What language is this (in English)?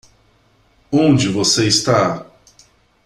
Portuguese